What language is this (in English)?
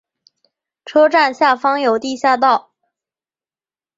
Chinese